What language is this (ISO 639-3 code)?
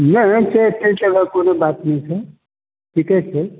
mai